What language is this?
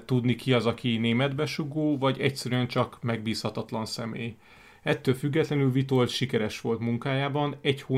Hungarian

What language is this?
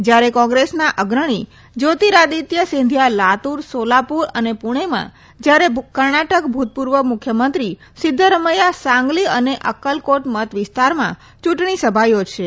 Gujarati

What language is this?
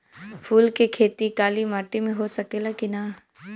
Bhojpuri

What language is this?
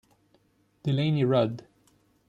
Italian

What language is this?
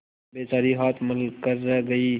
Hindi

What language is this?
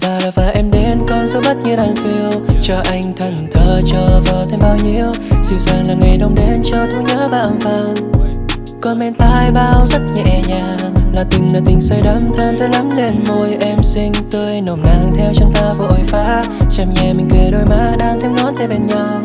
Vietnamese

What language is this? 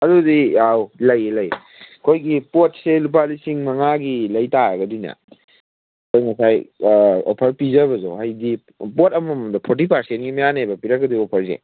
Manipuri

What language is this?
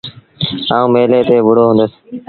Sindhi Bhil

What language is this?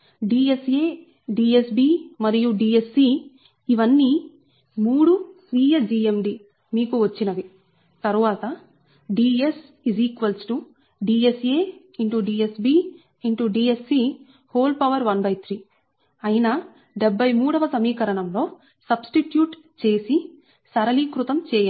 Telugu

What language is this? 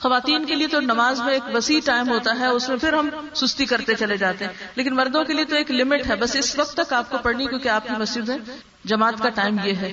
Urdu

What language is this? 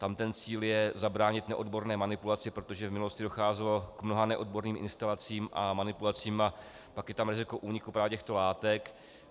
Czech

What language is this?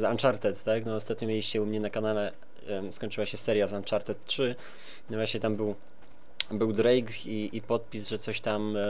Polish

